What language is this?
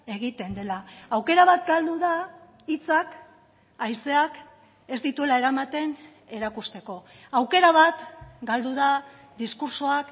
Basque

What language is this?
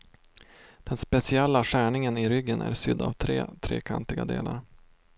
Swedish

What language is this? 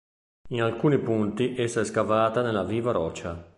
Italian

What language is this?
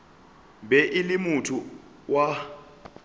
Northern Sotho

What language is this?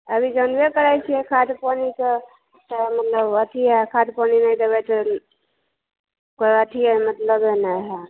Maithili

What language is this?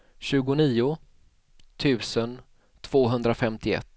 Swedish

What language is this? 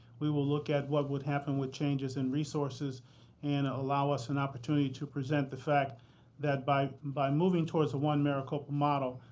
English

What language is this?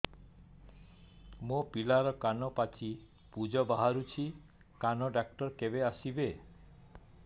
Odia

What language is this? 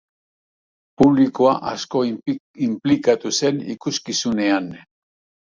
Basque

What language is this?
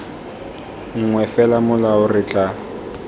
Tswana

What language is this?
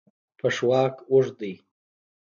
Pashto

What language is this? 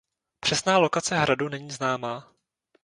Czech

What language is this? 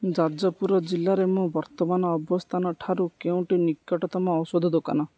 Odia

